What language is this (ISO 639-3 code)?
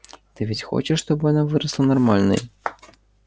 rus